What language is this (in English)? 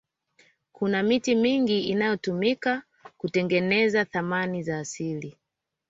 Swahili